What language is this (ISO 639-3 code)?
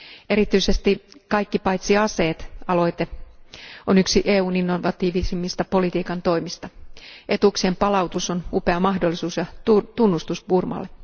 fin